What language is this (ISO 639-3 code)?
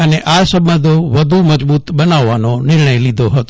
guj